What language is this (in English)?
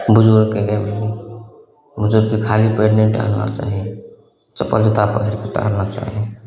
Maithili